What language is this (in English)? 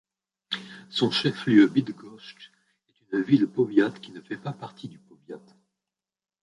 French